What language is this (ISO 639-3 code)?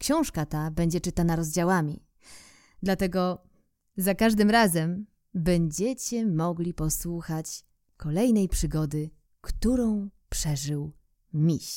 pol